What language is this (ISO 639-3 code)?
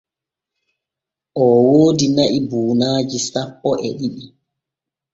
fue